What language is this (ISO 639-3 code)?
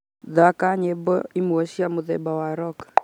kik